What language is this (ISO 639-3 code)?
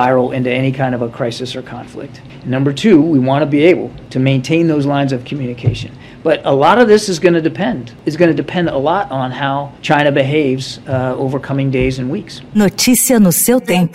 por